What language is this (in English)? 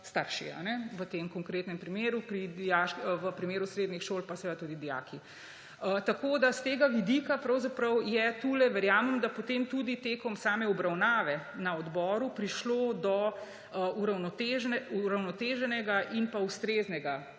Slovenian